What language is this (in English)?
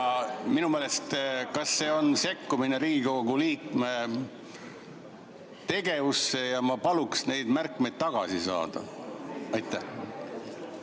Estonian